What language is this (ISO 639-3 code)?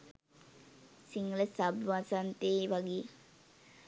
sin